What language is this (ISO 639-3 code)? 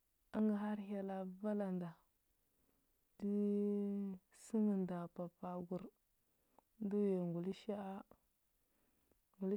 hbb